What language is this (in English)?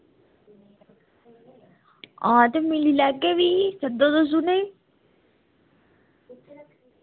Dogri